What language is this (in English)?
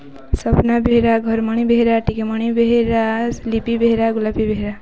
Odia